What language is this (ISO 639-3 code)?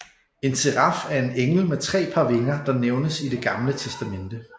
dan